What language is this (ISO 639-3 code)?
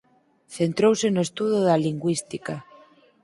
glg